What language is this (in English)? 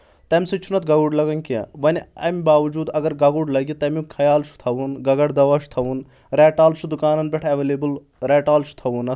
Kashmiri